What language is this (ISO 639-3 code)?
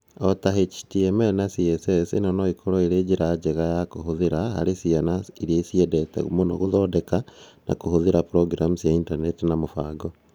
kik